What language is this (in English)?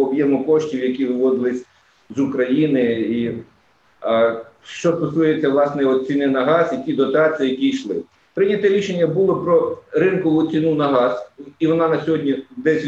Ukrainian